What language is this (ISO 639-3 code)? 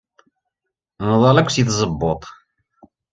kab